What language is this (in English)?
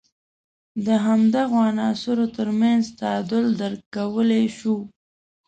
Pashto